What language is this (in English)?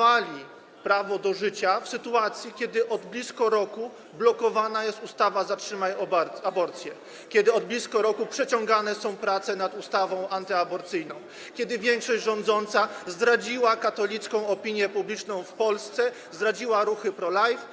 Polish